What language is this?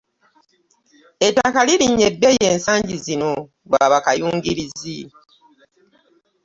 Ganda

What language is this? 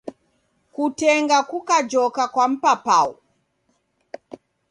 Taita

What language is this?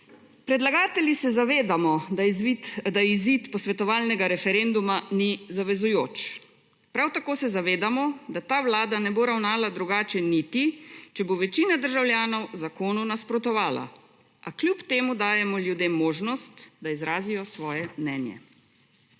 Slovenian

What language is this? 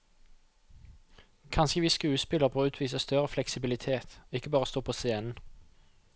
Norwegian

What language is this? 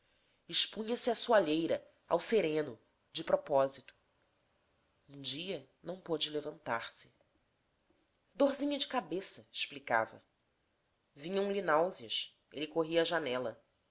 Portuguese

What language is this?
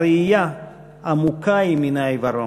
Hebrew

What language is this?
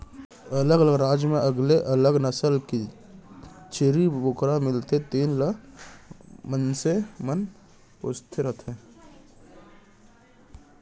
Chhattisgarhi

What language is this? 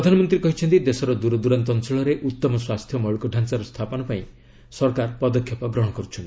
Odia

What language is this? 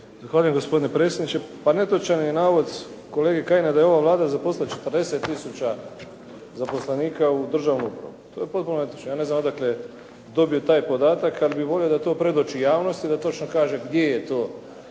Croatian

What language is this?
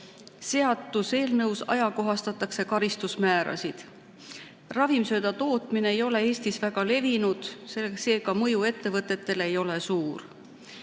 Estonian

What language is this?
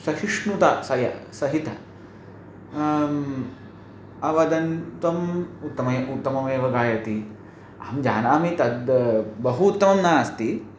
Sanskrit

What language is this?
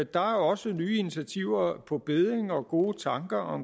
Danish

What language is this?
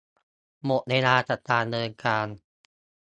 Thai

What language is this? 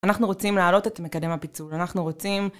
Hebrew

